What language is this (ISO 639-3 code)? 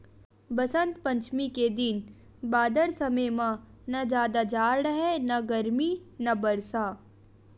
hne